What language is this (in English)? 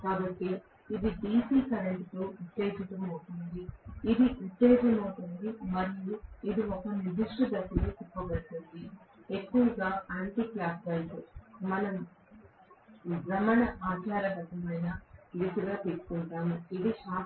Telugu